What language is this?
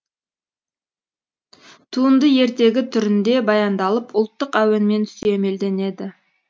Kazakh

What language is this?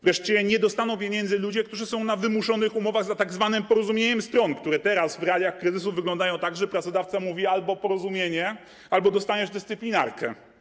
Polish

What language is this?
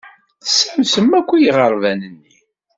Kabyle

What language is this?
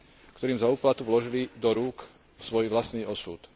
Slovak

